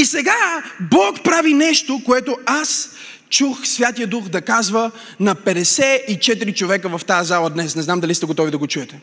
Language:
Bulgarian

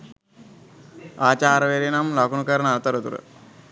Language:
Sinhala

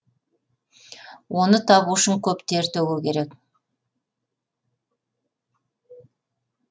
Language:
Kazakh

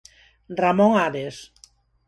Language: Galician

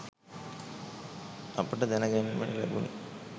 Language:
Sinhala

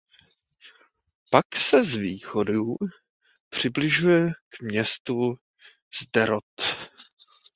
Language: Czech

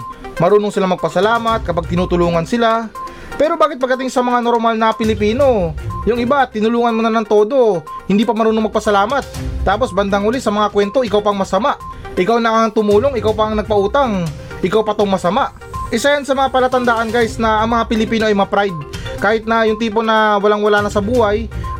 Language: Filipino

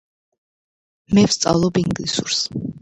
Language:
Georgian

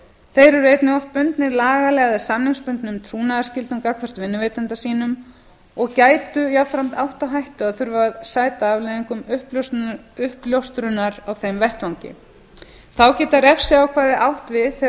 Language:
Icelandic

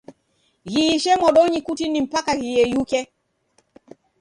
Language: Taita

